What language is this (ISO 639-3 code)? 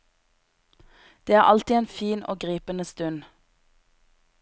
nor